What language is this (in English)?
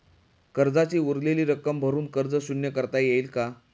Marathi